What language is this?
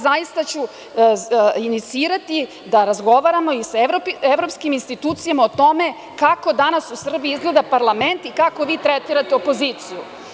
Serbian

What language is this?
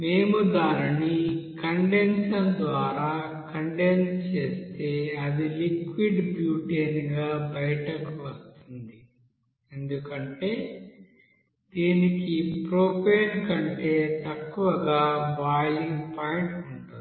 Telugu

